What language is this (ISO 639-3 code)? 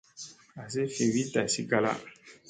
mse